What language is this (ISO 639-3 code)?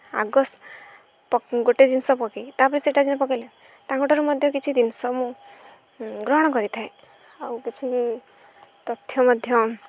ori